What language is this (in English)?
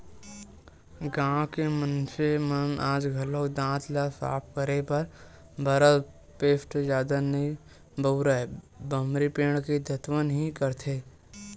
Chhattisgarhi